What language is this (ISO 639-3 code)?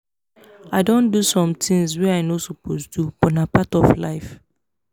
pcm